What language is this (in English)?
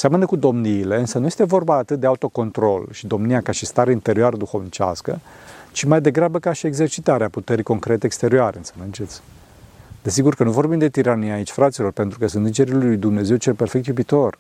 Romanian